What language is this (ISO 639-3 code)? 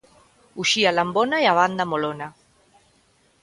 glg